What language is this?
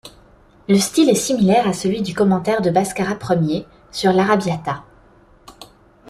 French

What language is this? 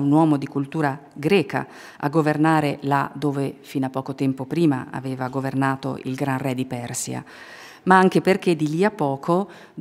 Italian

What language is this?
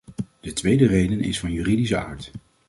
Dutch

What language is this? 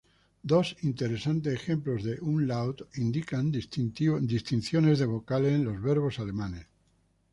Spanish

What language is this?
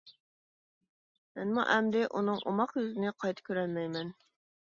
Uyghur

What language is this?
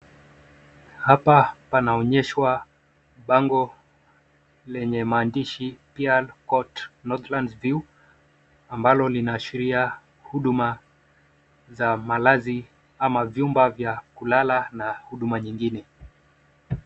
Swahili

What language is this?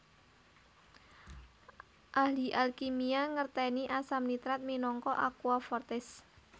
Javanese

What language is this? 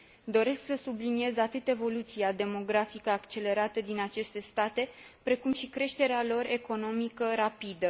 Romanian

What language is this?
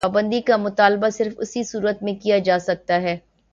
Urdu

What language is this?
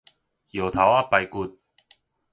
Min Nan Chinese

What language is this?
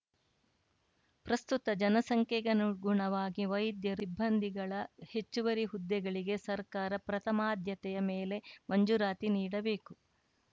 Kannada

